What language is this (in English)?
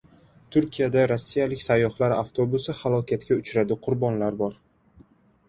Uzbek